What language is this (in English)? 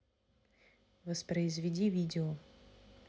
Russian